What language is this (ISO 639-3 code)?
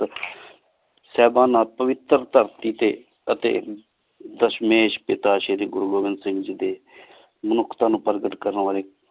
pan